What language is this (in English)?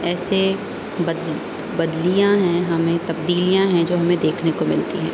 Urdu